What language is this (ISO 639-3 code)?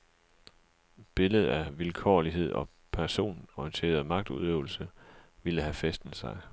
dan